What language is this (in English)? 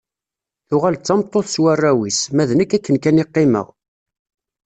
Kabyle